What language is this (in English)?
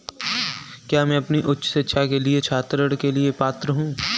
Hindi